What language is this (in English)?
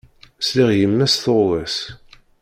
Kabyle